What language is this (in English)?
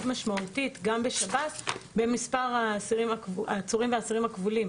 Hebrew